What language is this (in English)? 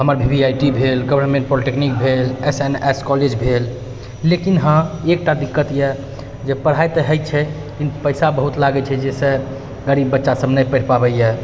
Maithili